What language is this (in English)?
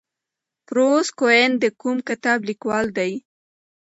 Pashto